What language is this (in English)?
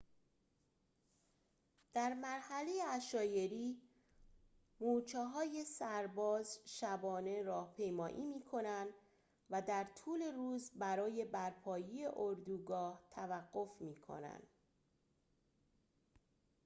Persian